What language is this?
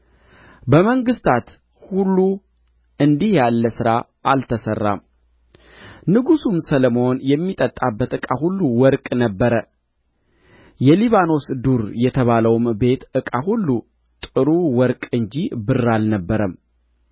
Amharic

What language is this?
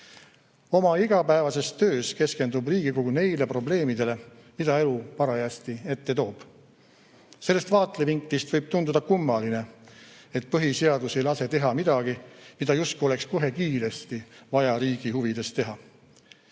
Estonian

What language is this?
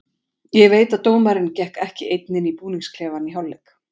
Icelandic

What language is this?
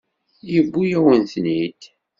Kabyle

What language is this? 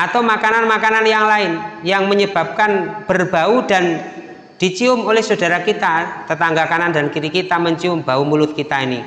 Indonesian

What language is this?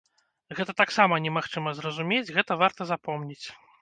Belarusian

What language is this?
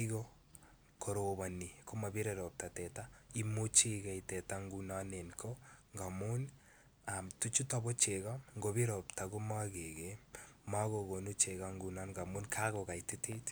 Kalenjin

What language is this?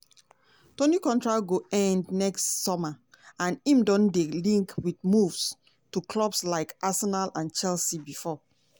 Nigerian Pidgin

